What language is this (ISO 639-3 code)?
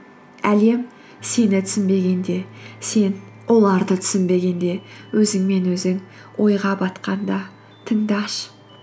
kaz